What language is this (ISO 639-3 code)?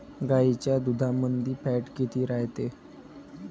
mar